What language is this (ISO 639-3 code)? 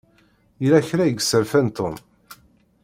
kab